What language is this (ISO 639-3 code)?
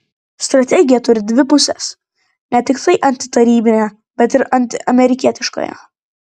lit